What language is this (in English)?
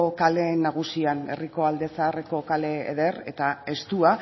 Basque